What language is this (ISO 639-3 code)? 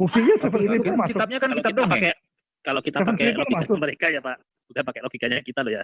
ind